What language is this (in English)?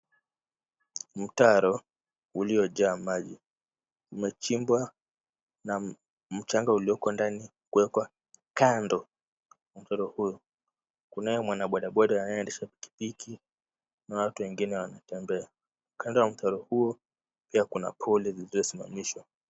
Swahili